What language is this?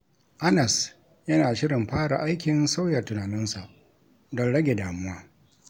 Hausa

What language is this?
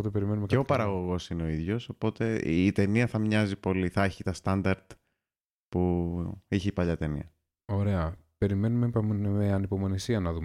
Greek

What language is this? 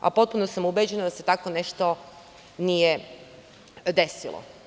Serbian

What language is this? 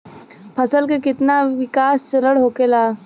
Bhojpuri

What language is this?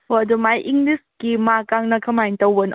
Manipuri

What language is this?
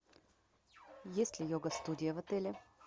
Russian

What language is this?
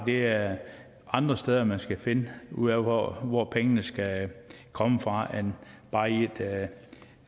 Danish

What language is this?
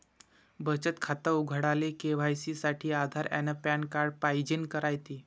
Marathi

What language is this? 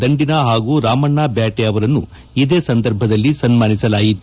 Kannada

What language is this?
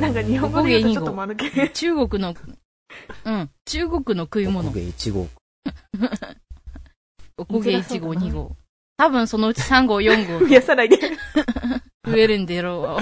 Japanese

